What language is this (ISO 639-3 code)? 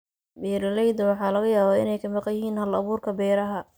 som